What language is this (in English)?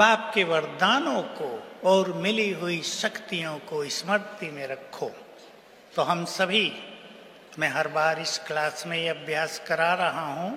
Hindi